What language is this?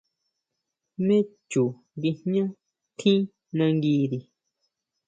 Huautla Mazatec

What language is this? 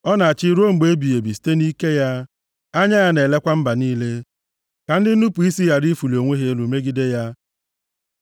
Igbo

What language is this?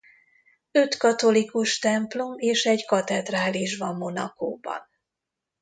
Hungarian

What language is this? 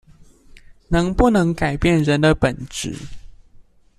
Chinese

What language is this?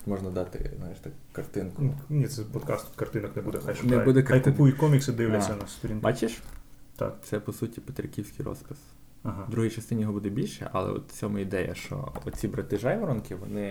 Ukrainian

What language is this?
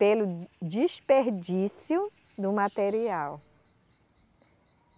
Portuguese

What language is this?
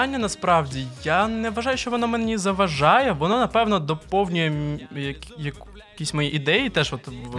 Ukrainian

